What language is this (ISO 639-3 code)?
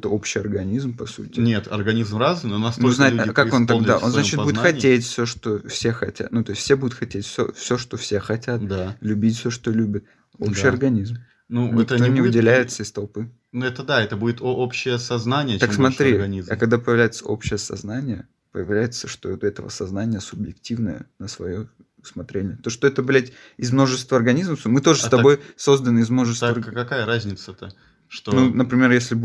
rus